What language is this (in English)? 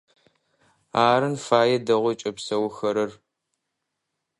Adyghe